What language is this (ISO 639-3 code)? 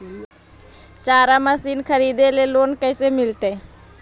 mag